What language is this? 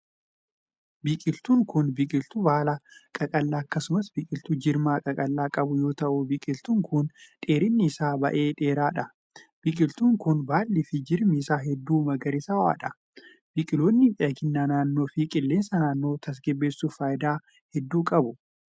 Oromo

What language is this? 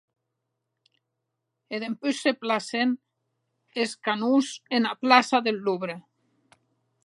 Occitan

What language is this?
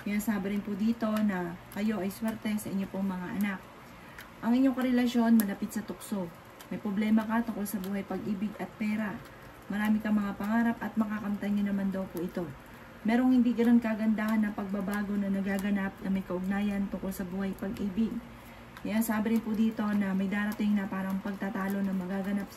Filipino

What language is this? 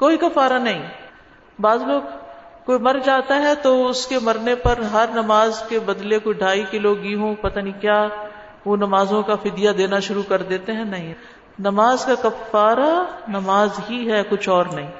Urdu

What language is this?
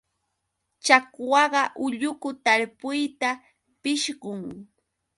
Yauyos Quechua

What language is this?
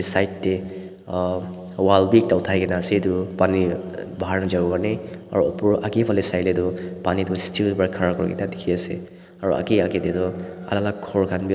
Naga Pidgin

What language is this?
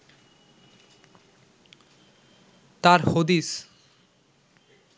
Bangla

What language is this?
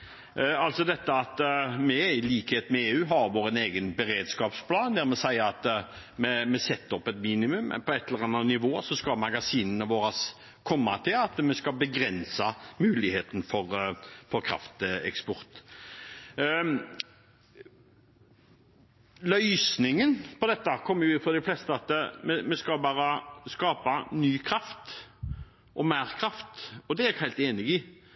Norwegian Bokmål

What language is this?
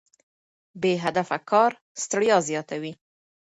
Pashto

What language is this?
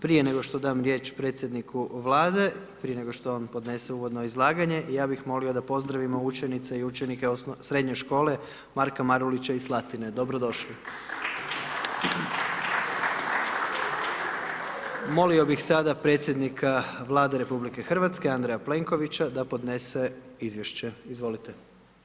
Croatian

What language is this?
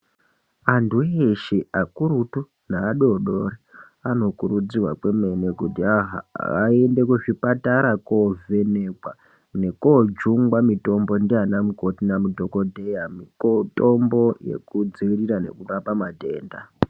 Ndau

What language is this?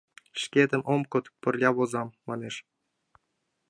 Mari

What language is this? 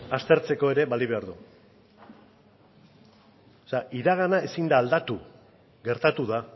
Basque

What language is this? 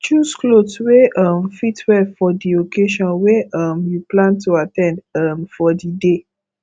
Nigerian Pidgin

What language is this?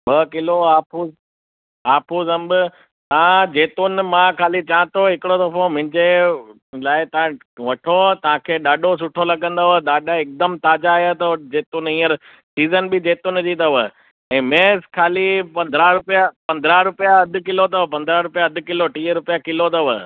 Sindhi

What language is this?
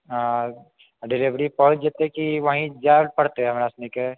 Maithili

